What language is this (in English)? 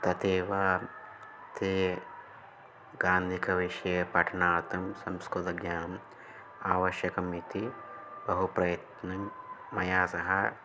Sanskrit